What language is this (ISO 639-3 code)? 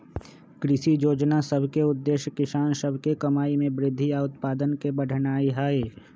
mag